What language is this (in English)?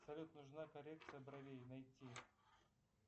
Russian